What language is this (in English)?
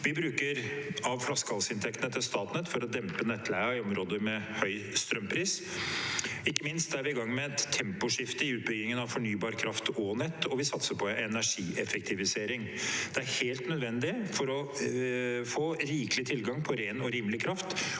Norwegian